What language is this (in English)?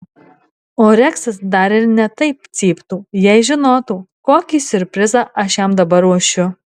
Lithuanian